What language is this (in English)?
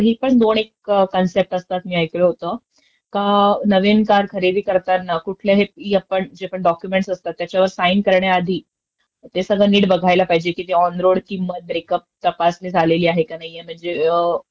Marathi